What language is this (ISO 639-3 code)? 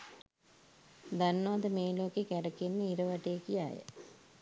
sin